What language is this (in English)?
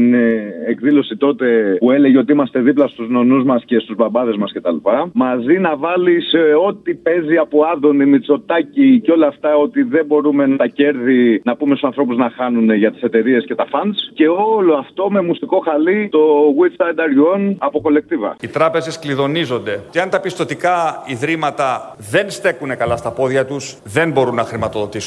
Greek